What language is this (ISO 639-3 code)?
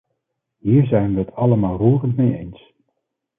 nld